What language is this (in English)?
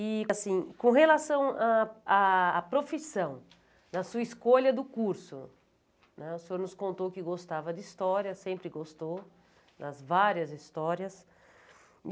Portuguese